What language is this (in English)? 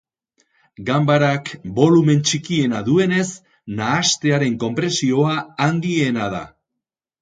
Basque